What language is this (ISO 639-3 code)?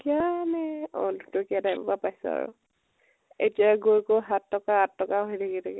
asm